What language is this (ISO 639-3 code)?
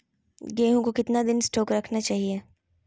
mag